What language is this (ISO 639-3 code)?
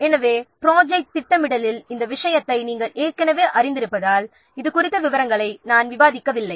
tam